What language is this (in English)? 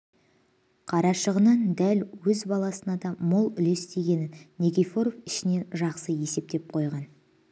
Kazakh